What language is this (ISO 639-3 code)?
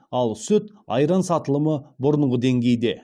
kaz